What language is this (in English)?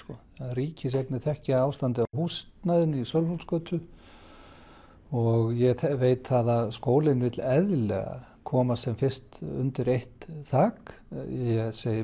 Icelandic